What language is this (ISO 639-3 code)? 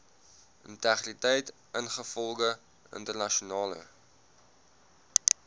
afr